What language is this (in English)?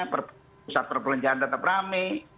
Indonesian